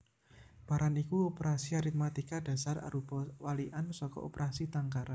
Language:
Javanese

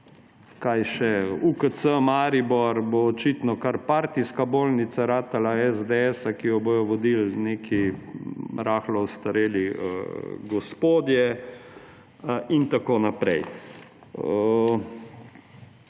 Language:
Slovenian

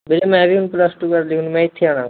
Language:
Punjabi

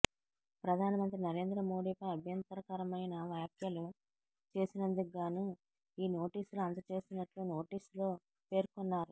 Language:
Telugu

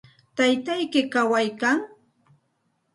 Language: Santa Ana de Tusi Pasco Quechua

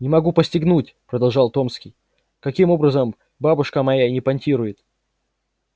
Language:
Russian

